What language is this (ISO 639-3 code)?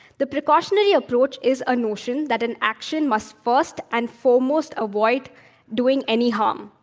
eng